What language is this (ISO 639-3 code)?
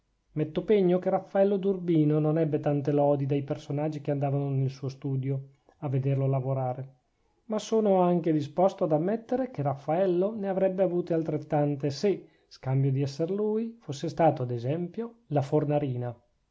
ita